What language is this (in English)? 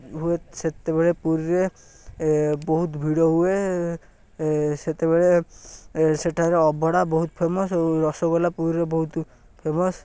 Odia